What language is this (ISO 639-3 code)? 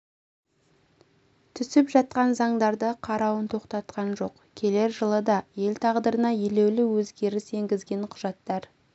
kaz